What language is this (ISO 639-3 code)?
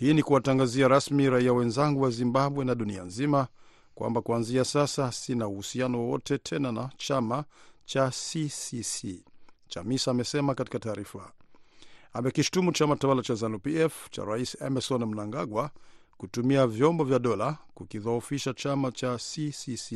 swa